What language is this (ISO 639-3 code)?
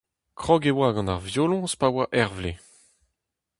bre